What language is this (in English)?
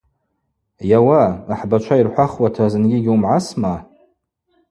Abaza